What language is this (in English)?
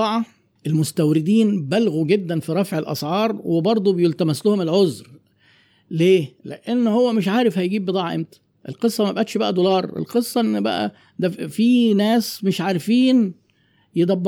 Arabic